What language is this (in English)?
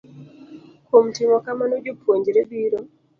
Luo (Kenya and Tanzania)